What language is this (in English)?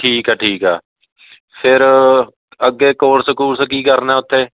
Punjabi